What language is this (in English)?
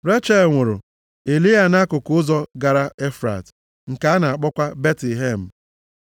Igbo